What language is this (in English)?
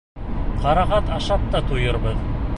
Bashkir